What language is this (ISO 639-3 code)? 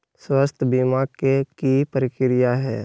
mag